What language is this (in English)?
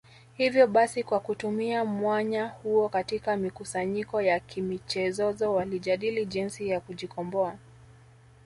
Swahili